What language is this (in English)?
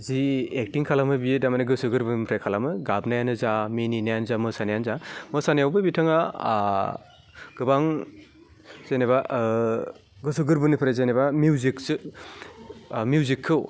Bodo